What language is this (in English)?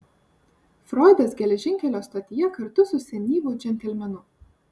Lithuanian